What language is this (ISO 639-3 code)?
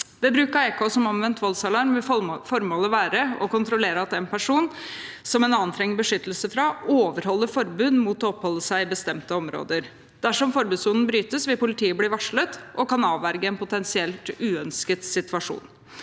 nor